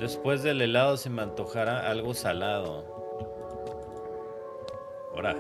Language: Spanish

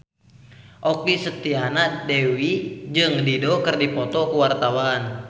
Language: Sundanese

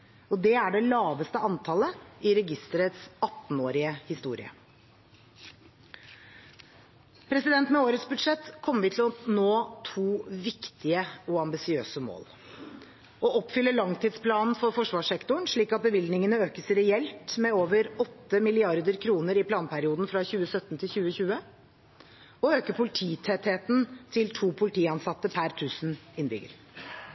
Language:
Norwegian Bokmål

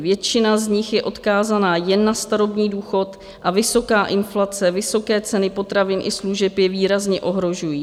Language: Czech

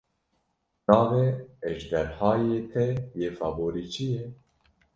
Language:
Kurdish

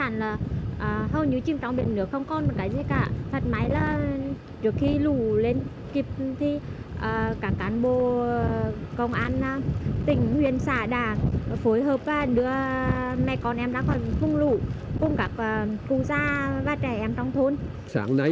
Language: Vietnamese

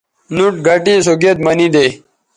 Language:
Bateri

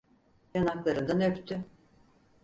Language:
Turkish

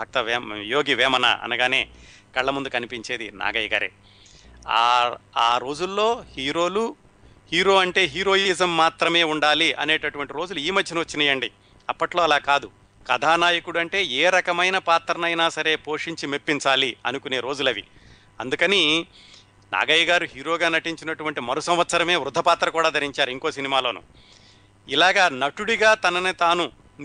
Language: Telugu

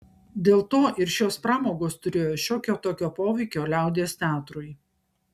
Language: Lithuanian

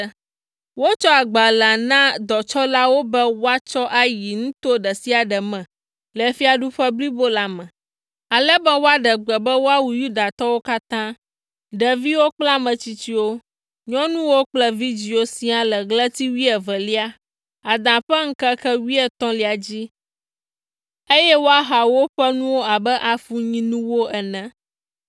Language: Ewe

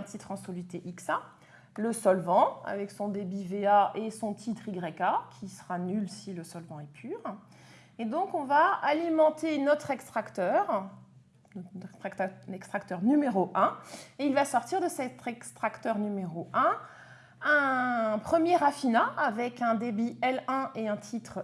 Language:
French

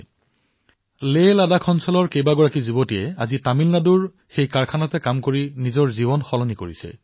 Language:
Assamese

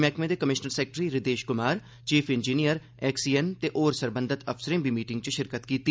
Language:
Dogri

